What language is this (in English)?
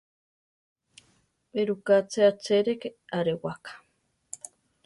Central Tarahumara